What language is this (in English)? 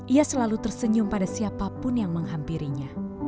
Indonesian